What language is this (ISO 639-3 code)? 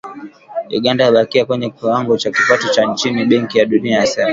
swa